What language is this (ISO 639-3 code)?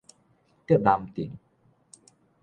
nan